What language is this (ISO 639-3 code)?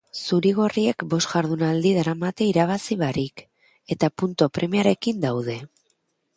eus